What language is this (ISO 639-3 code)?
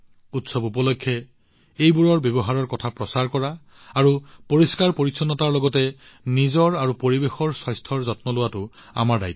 asm